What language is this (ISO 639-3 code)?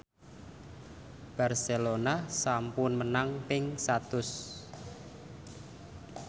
jav